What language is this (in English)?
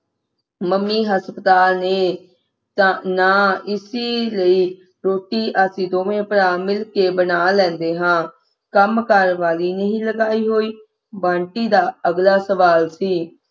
Punjabi